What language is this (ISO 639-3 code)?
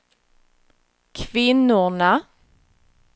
swe